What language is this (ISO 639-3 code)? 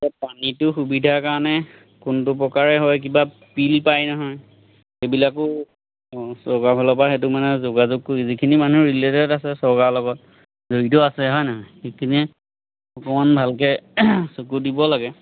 asm